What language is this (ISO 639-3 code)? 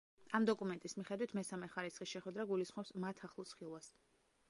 kat